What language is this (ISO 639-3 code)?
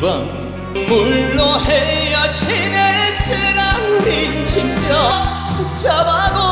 kor